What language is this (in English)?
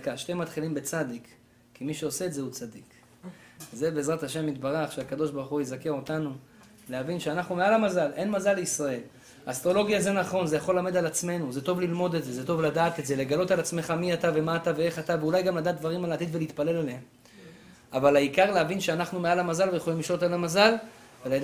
Hebrew